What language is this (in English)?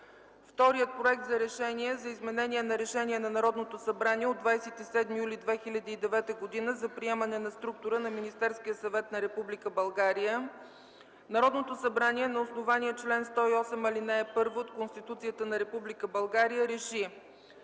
Bulgarian